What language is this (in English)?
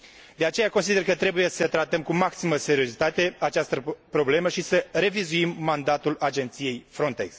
Romanian